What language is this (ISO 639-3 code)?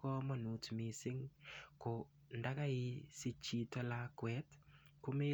kln